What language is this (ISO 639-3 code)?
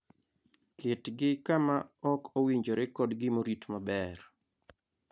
luo